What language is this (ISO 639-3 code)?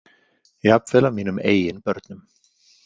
isl